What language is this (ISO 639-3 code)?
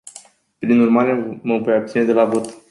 ron